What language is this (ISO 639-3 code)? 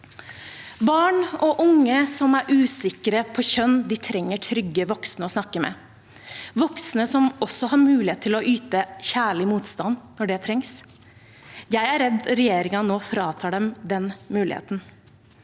nor